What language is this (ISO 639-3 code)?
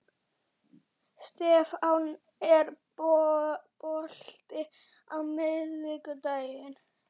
isl